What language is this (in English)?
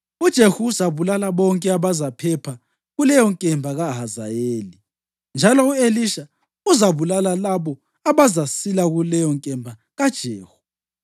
North Ndebele